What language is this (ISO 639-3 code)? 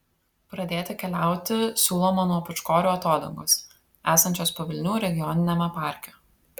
lit